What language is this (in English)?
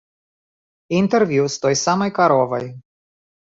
Belarusian